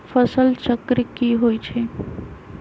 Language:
Magahi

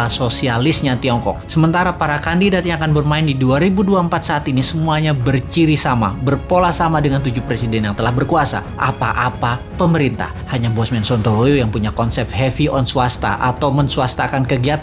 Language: Indonesian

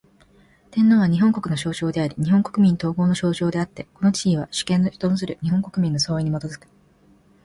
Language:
Japanese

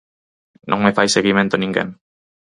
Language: Galician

